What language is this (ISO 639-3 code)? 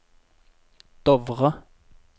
nor